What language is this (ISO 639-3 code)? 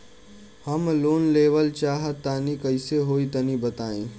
bho